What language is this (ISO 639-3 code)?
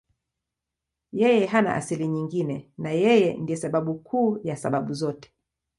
swa